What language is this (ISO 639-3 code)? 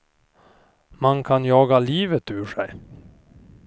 swe